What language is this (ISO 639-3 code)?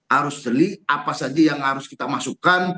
ind